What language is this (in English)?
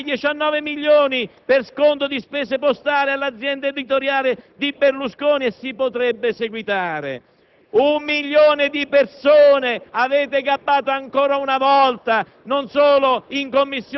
Italian